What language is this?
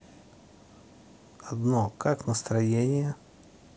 Russian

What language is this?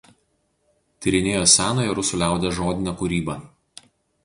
Lithuanian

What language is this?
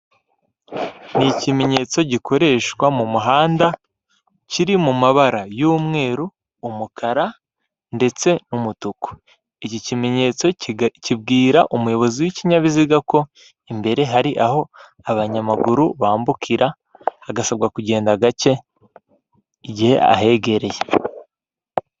Kinyarwanda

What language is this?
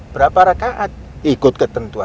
Indonesian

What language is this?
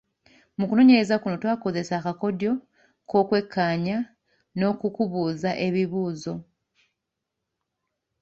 Ganda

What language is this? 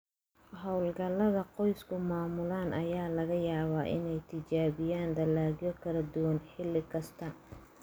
Somali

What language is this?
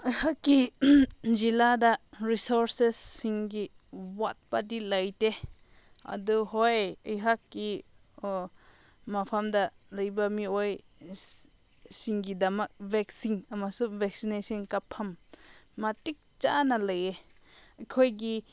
Manipuri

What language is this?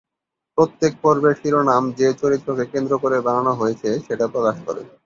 Bangla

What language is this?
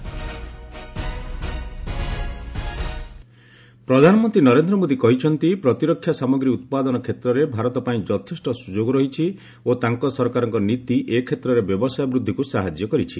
Odia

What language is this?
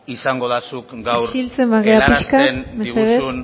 Basque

